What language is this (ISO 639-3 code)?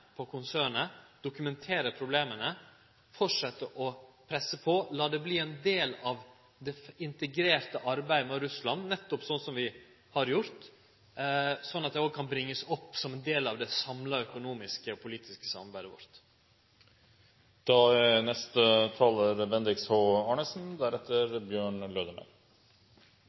nor